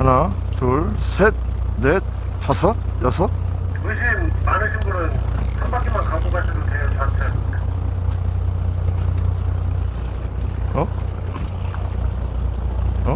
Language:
Korean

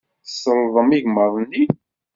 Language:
Kabyle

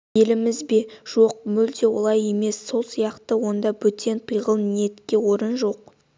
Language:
Kazakh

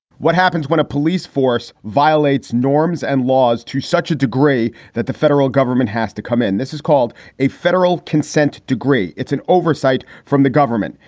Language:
English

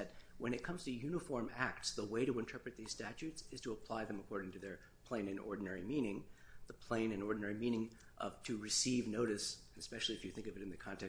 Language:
English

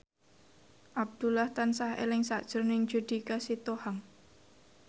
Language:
Javanese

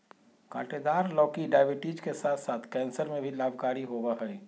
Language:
Magahi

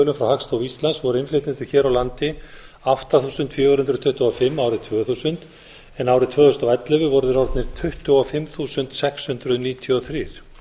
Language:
Icelandic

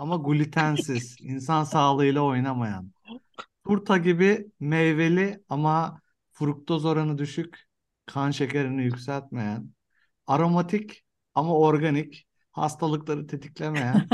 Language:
Turkish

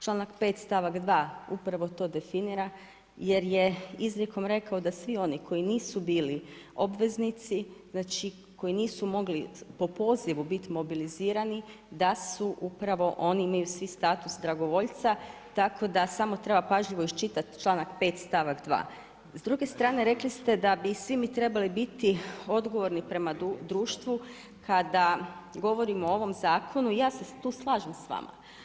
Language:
Croatian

